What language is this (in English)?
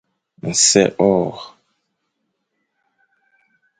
Fang